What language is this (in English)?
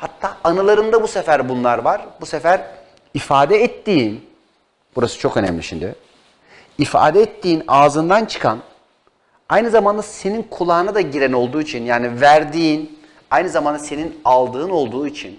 Turkish